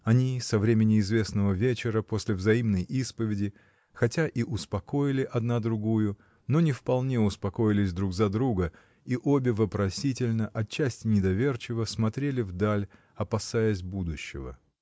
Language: Russian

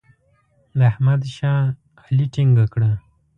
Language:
Pashto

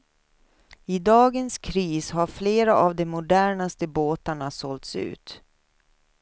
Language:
Swedish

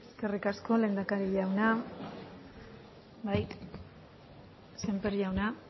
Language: Basque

